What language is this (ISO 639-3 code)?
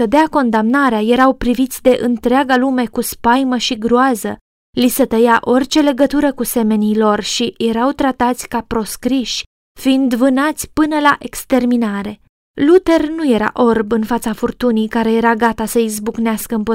ron